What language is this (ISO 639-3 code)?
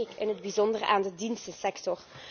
nld